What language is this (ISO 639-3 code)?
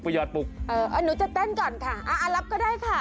tha